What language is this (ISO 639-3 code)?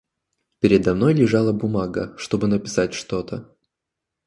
rus